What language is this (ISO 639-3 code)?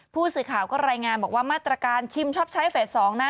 tha